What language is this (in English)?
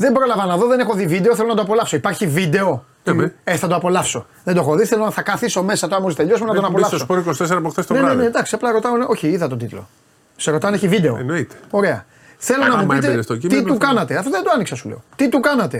Greek